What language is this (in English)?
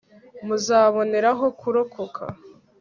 Kinyarwanda